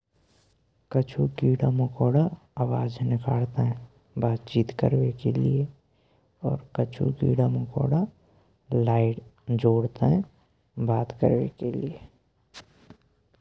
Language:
Braj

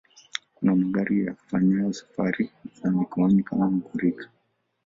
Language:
Swahili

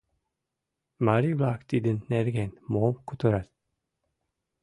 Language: Mari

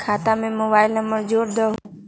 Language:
Magahi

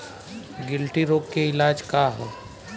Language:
Bhojpuri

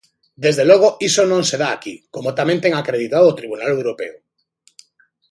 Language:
Galician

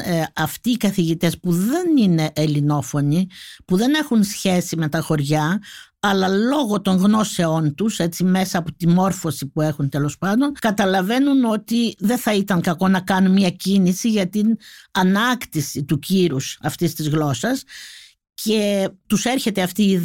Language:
Greek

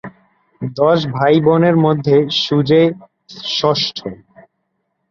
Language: Bangla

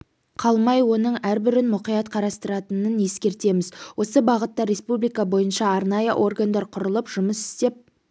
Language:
Kazakh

